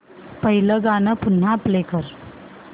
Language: Marathi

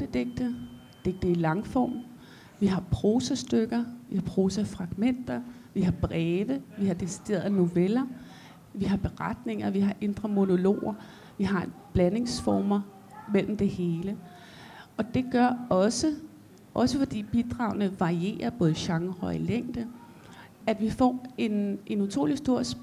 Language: Danish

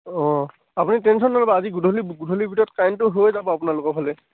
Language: Assamese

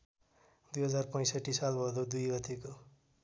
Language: Nepali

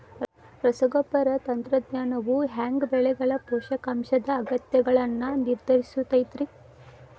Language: Kannada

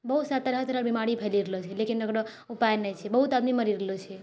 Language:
Maithili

